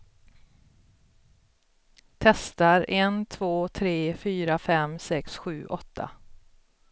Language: Swedish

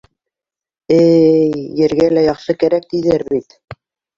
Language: Bashkir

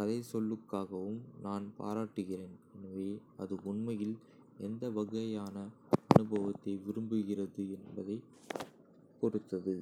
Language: Kota (India)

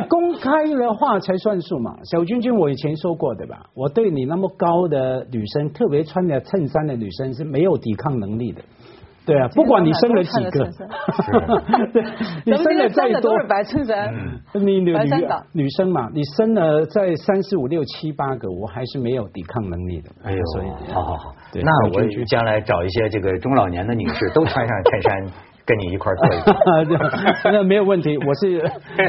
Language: Chinese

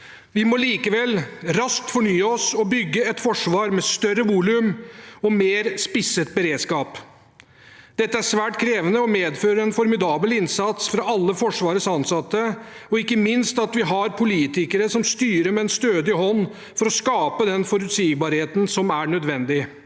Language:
Norwegian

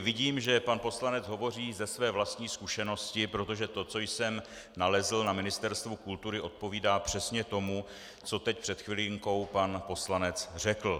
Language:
Czech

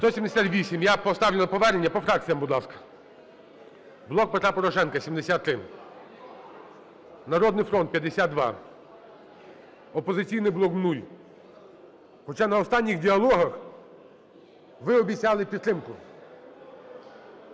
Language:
Ukrainian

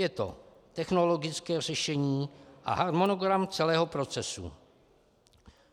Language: Czech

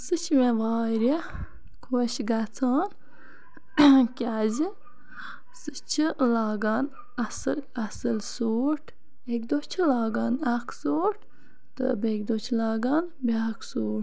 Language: Kashmiri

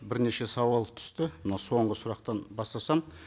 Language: Kazakh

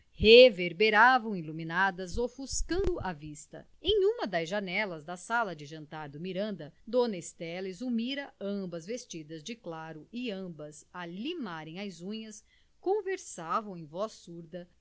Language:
Portuguese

